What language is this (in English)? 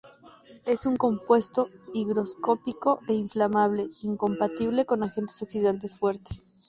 Spanish